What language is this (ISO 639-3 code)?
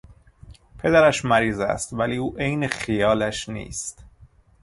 fas